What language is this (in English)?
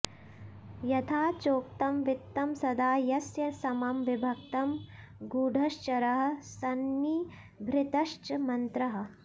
Sanskrit